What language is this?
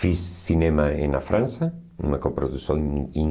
Portuguese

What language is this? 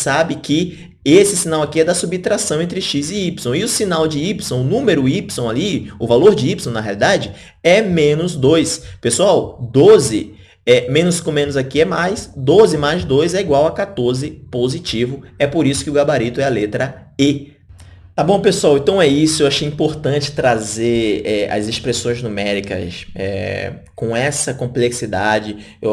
Portuguese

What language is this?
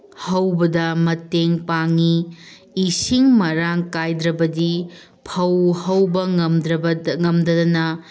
Manipuri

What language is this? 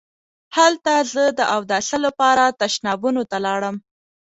Pashto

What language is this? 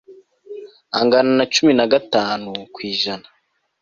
Kinyarwanda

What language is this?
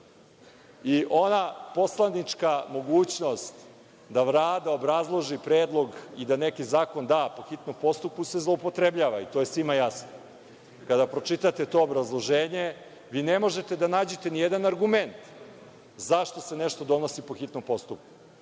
Serbian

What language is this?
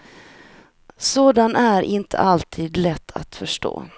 Swedish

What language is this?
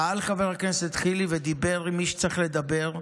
Hebrew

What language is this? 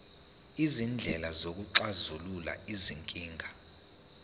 Zulu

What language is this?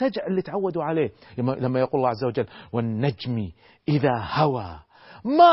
Arabic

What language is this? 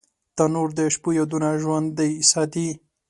Pashto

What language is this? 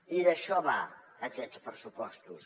Catalan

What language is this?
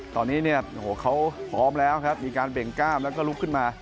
Thai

